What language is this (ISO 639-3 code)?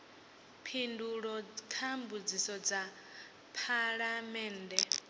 ven